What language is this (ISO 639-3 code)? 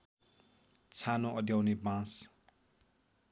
nep